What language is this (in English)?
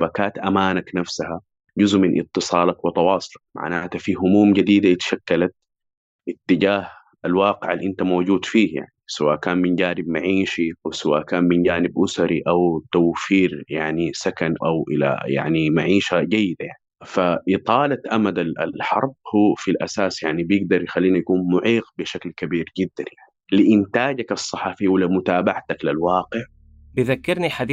Arabic